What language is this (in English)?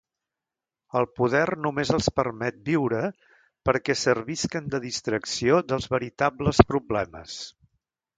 Catalan